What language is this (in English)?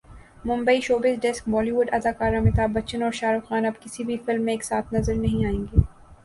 Urdu